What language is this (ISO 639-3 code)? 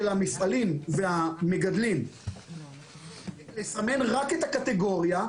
heb